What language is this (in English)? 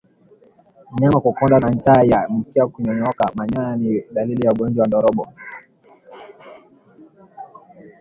Swahili